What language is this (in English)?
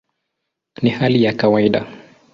Swahili